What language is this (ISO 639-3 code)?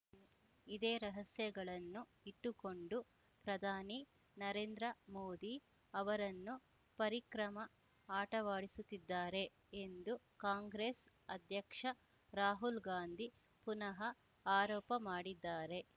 kan